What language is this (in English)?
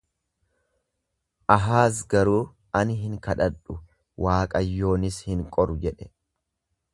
Oromo